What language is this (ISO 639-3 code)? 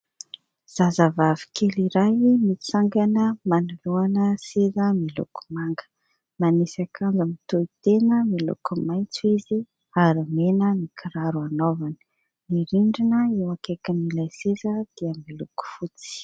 mlg